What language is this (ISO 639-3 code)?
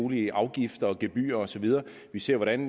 dan